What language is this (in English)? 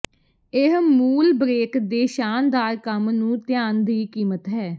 Punjabi